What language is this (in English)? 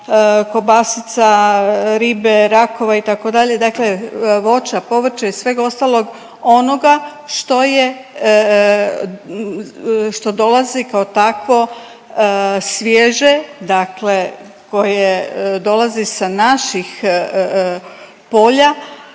Croatian